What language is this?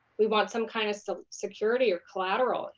English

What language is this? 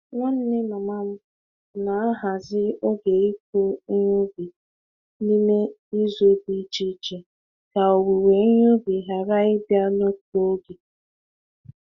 Igbo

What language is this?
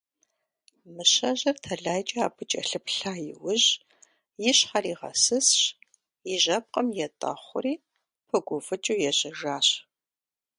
Kabardian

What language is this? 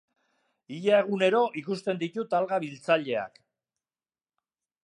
Basque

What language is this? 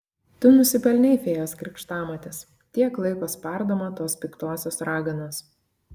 Lithuanian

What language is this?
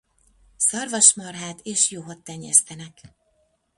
Hungarian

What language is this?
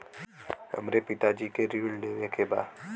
Bhojpuri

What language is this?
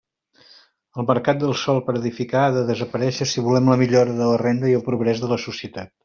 Catalan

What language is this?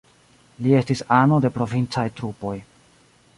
Esperanto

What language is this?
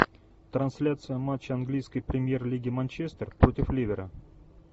Russian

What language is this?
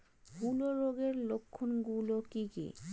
Bangla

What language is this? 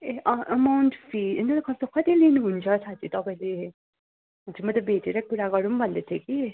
Nepali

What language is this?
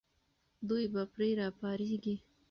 Pashto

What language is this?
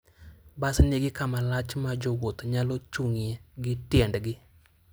Luo (Kenya and Tanzania)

